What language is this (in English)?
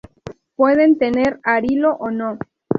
Spanish